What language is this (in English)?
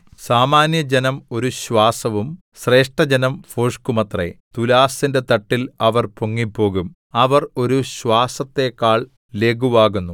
Malayalam